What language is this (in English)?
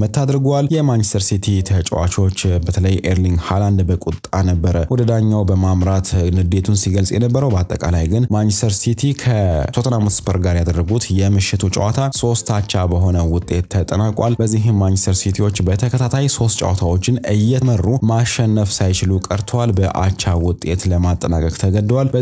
Arabic